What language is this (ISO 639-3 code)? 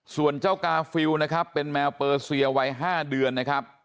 tha